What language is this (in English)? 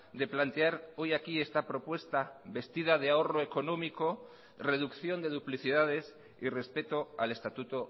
Spanish